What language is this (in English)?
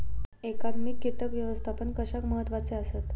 Marathi